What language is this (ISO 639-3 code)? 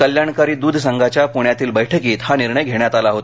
mar